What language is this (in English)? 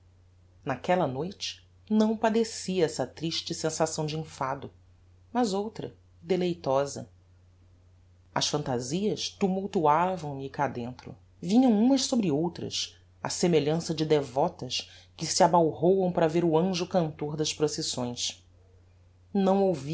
Portuguese